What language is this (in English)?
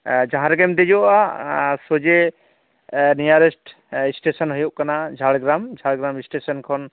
Santali